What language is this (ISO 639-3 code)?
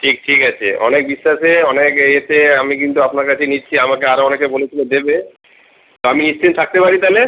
ben